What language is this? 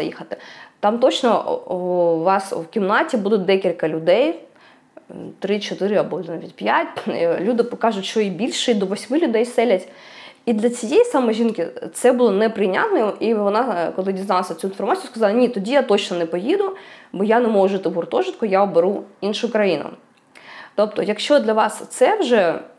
Ukrainian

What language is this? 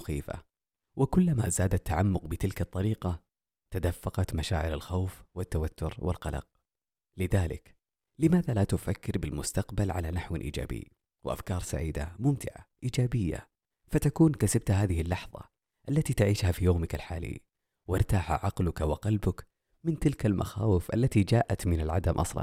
Arabic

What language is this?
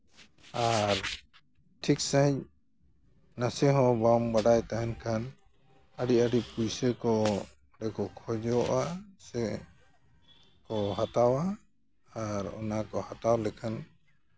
Santali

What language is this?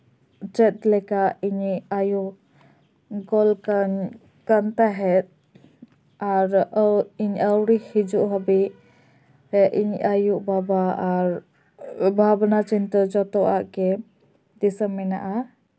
Santali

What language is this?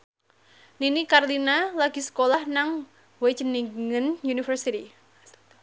Javanese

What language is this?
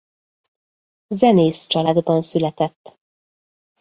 Hungarian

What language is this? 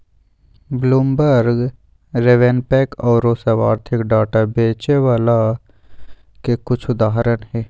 Magahi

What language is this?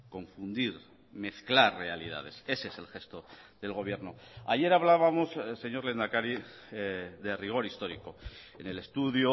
Spanish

